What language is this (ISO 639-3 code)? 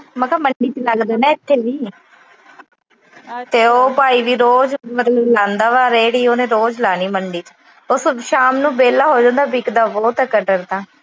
pan